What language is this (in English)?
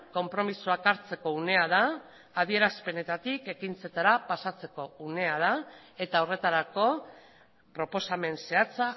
Basque